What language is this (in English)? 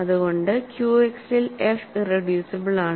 Malayalam